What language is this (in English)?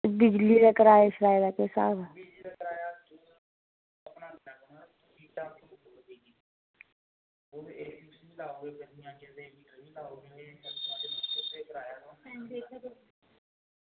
Dogri